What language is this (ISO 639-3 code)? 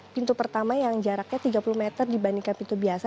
ind